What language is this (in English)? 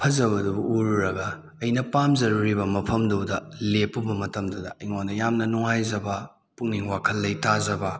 Manipuri